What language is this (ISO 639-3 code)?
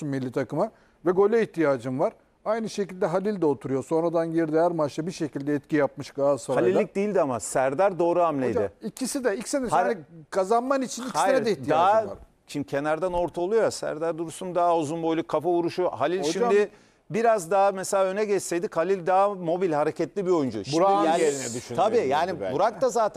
tur